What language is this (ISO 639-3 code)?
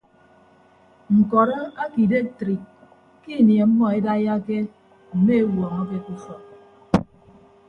ibb